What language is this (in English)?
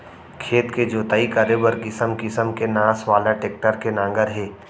Chhattisgarhi